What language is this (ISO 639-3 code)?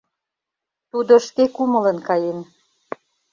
chm